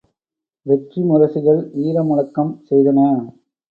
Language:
Tamil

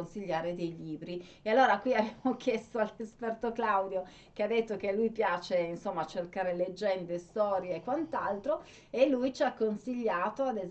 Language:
Italian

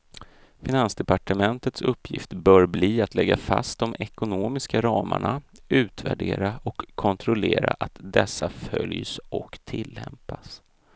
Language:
Swedish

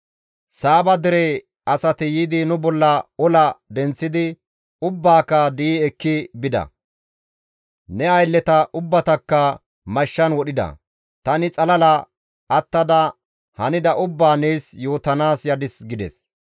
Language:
Gamo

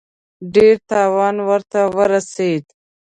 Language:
Pashto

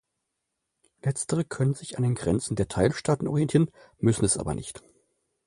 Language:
German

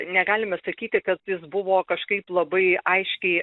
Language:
Lithuanian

